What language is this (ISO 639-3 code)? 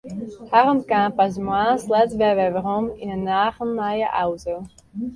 fry